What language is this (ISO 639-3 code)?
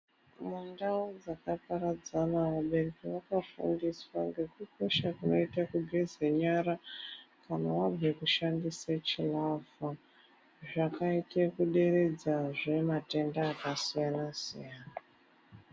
ndc